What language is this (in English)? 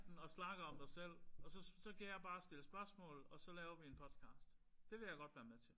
Danish